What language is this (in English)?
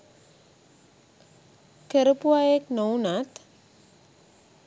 Sinhala